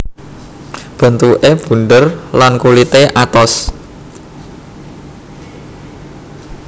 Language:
Javanese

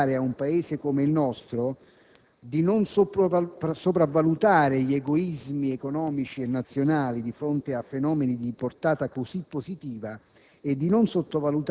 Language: Italian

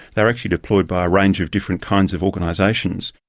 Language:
English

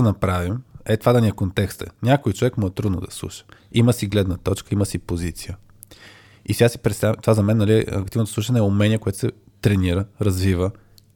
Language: Bulgarian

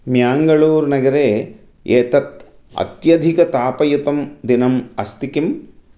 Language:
Sanskrit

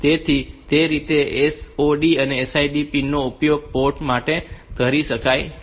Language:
Gujarati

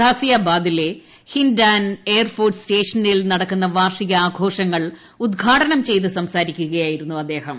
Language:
Malayalam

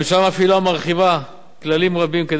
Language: Hebrew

